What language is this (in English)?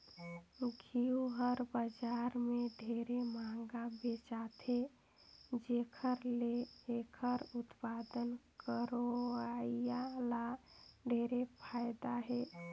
Chhattisgarhi